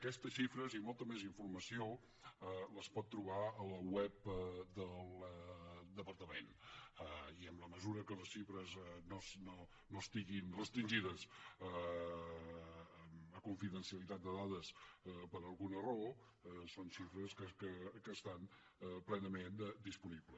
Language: Catalan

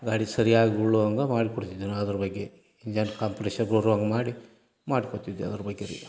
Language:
Kannada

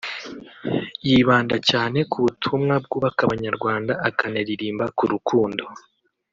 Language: Kinyarwanda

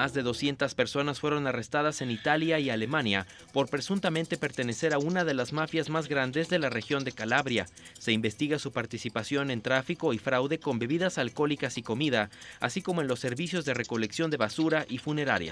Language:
Spanish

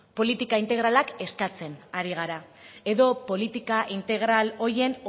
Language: Basque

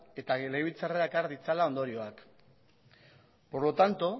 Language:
Basque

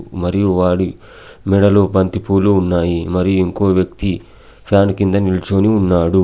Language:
Telugu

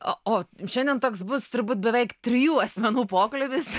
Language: Lithuanian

